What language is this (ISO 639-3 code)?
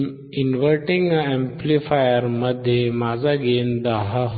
mar